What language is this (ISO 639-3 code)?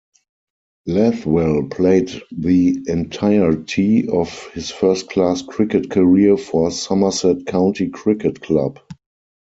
eng